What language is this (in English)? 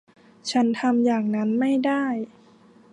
Thai